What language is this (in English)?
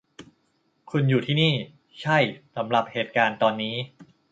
Thai